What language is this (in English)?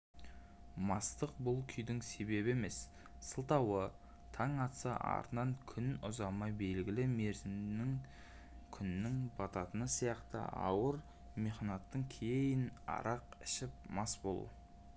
Kazakh